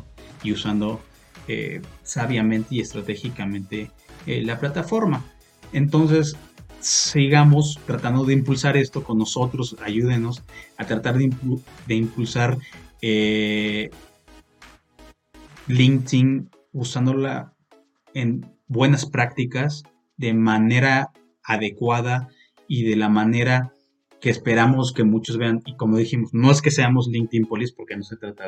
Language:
Spanish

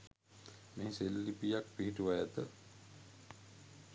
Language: Sinhala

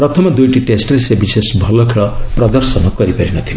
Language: Odia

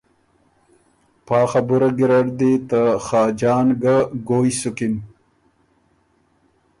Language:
Ormuri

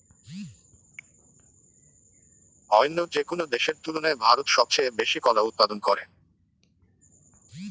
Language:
Bangla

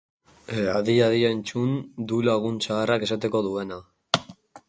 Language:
Basque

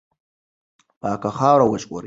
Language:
Pashto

